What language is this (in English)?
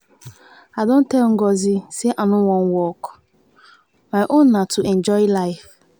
Nigerian Pidgin